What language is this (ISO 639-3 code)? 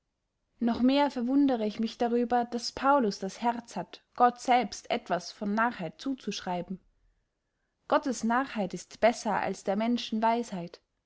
deu